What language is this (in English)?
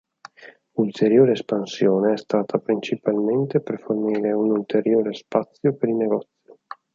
Italian